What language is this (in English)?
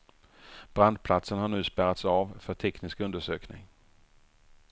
Swedish